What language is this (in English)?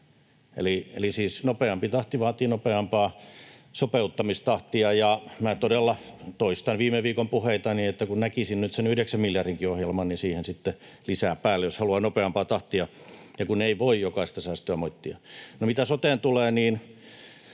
Finnish